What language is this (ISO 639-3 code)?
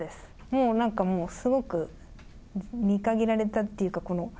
jpn